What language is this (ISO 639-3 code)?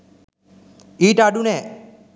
sin